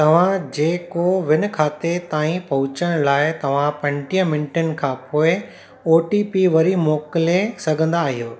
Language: Sindhi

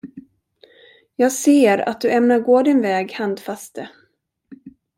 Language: Swedish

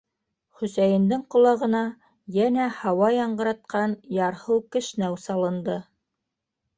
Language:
Bashkir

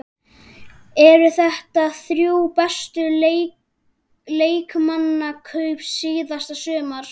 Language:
Icelandic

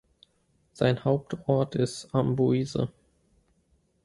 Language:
German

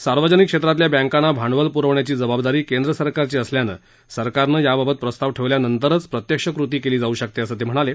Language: Marathi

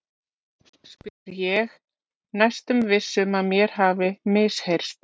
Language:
Icelandic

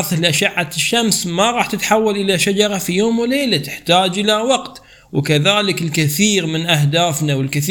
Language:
Arabic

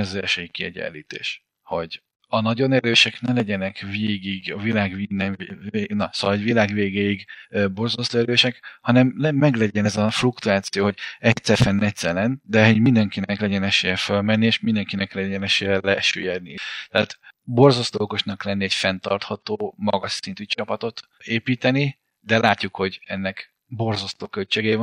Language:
Hungarian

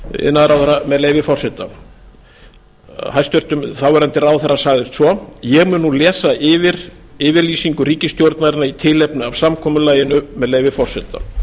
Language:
Icelandic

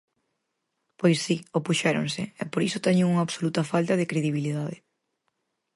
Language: Galician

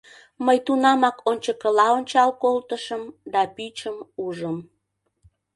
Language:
Mari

